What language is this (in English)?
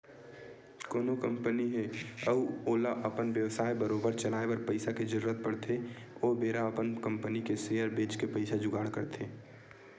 Chhattisgarhi